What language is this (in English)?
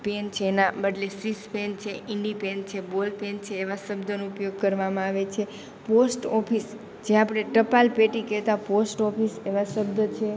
Gujarati